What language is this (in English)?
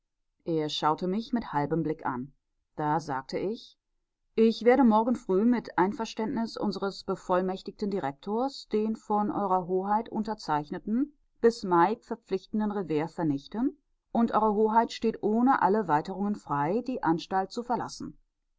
German